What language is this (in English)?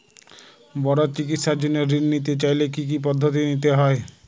Bangla